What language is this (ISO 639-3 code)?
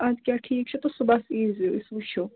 kas